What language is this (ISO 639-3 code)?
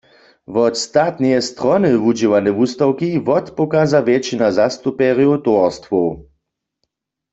hsb